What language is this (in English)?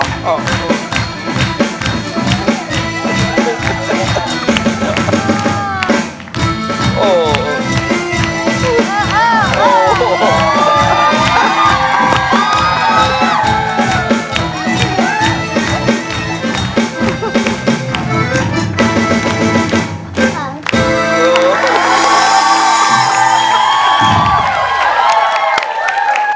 Thai